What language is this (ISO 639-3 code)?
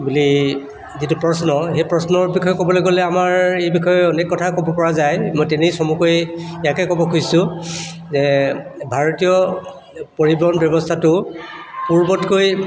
asm